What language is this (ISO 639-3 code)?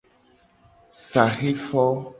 gej